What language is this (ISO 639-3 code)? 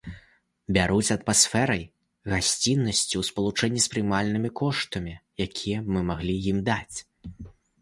bel